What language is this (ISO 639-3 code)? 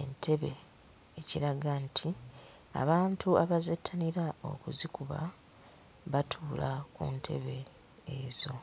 lug